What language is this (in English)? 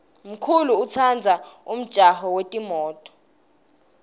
Swati